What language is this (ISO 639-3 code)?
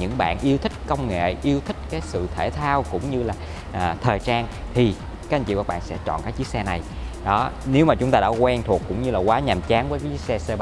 vie